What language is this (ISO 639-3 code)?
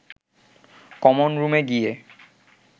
ben